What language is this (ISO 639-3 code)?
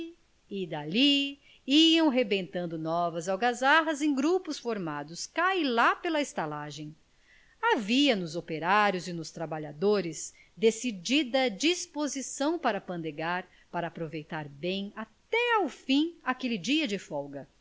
por